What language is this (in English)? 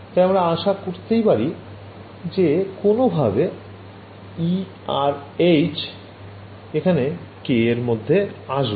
Bangla